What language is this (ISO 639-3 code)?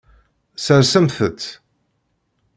kab